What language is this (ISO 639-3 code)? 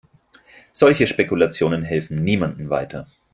deu